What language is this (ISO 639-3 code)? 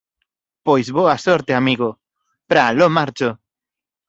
glg